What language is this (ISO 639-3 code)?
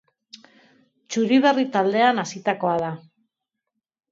eus